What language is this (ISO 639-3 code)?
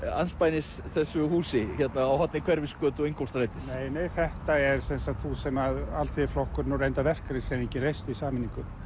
isl